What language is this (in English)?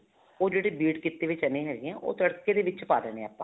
Punjabi